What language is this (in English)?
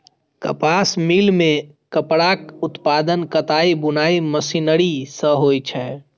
Maithili